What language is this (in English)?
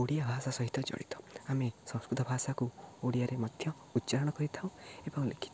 Odia